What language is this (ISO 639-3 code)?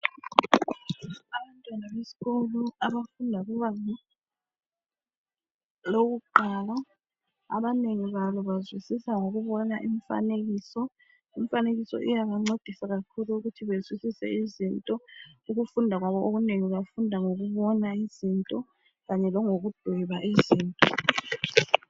nde